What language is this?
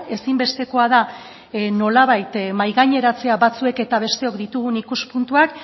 Basque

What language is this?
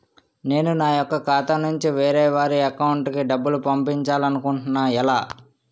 Telugu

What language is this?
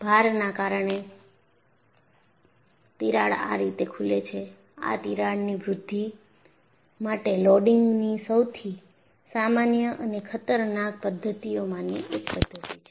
Gujarati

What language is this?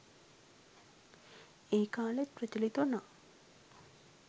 Sinhala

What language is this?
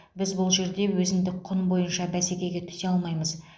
Kazakh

